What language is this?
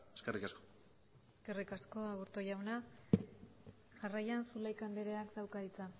Basque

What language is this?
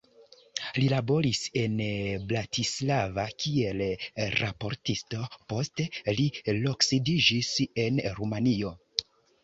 Esperanto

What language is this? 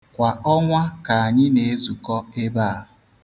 Igbo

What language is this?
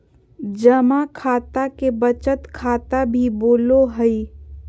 Magahi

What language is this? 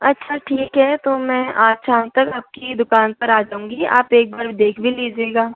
Hindi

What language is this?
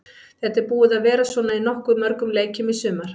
Icelandic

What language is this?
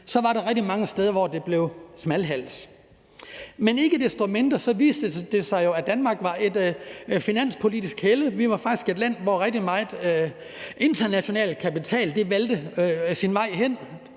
Danish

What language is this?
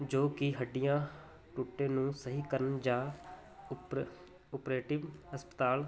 Punjabi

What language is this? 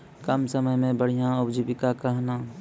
Maithili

